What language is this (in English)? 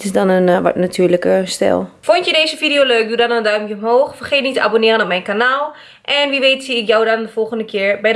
Dutch